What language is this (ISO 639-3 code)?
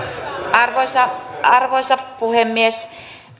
fin